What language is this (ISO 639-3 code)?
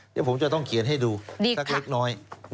tha